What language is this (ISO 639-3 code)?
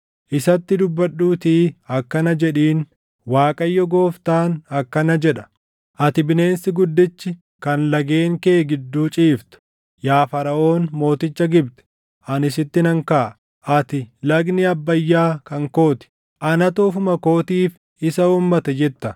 orm